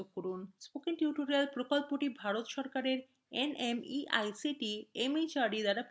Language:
Bangla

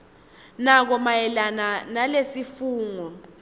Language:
Swati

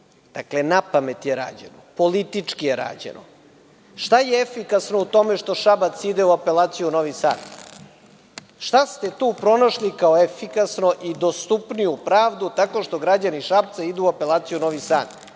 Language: Serbian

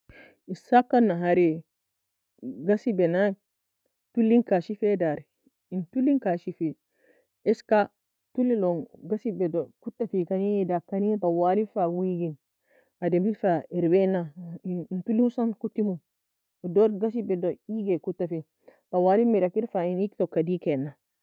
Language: Nobiin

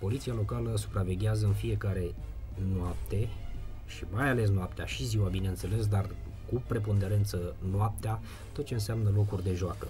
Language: Romanian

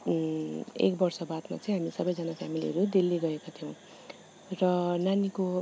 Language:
Nepali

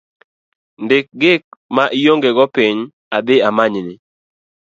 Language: Luo (Kenya and Tanzania)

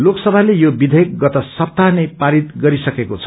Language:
Nepali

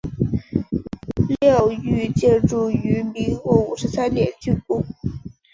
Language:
Chinese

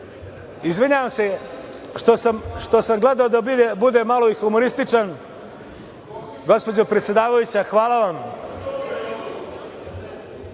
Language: Serbian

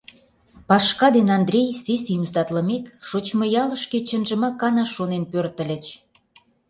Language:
Mari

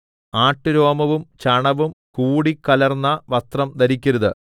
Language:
Malayalam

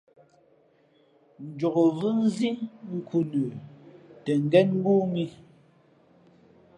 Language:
Fe'fe'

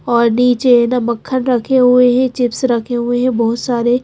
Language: Hindi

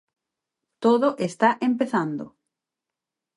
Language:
Galician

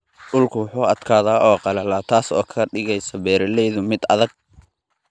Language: Somali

